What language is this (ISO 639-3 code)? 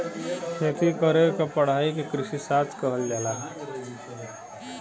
bho